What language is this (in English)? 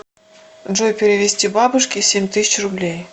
Russian